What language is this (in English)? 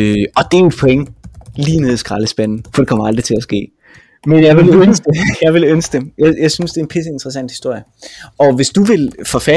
Danish